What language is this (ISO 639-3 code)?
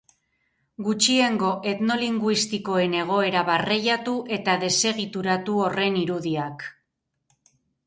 eus